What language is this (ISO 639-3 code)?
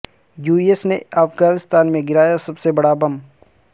urd